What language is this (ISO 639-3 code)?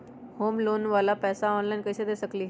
mag